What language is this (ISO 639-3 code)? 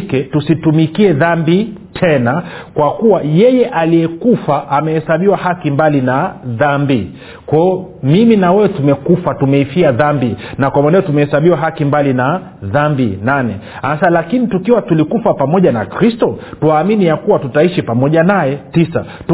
swa